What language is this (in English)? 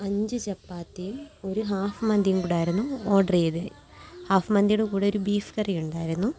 Malayalam